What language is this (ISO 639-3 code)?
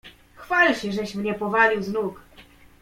pol